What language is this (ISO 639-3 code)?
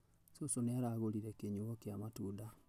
kik